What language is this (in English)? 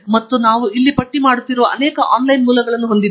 Kannada